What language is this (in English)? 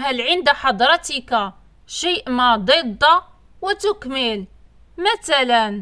Arabic